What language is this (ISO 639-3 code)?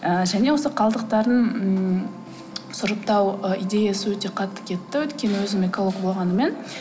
kaz